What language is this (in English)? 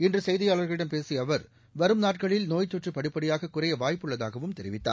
Tamil